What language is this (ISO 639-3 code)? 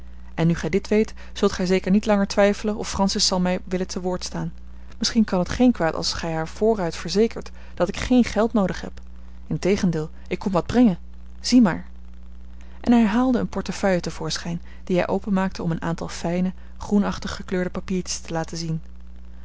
nld